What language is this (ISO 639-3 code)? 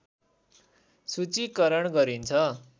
nep